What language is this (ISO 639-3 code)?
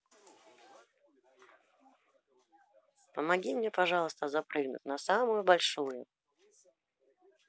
rus